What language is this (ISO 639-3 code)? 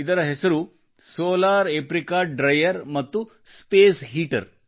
kan